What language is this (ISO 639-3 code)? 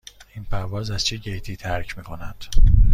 fas